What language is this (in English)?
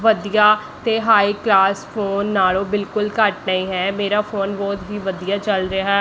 Punjabi